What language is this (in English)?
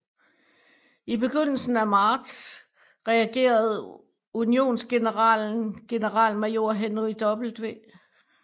Danish